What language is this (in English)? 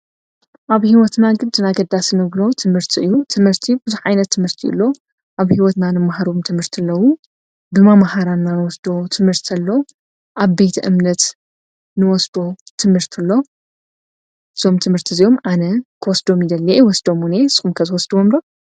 Tigrinya